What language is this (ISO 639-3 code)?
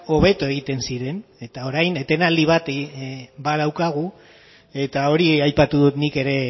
eus